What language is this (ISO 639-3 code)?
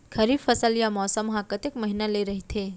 hne